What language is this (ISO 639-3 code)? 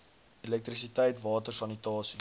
afr